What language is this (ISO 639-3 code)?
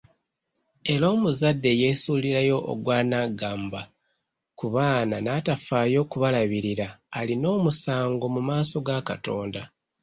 lug